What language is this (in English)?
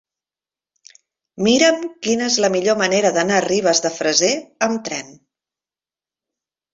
Catalan